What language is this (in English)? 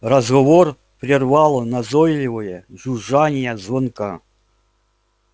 Russian